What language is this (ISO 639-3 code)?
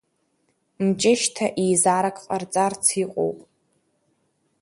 abk